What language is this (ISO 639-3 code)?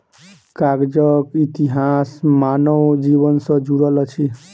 mai